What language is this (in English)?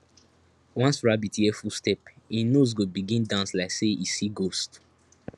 Nigerian Pidgin